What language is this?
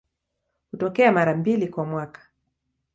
Swahili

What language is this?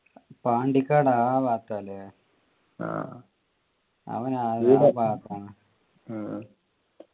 Malayalam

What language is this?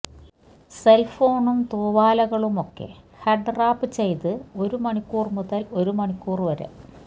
Malayalam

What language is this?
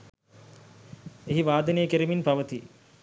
Sinhala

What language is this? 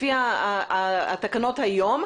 Hebrew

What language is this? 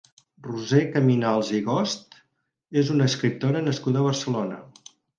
Catalan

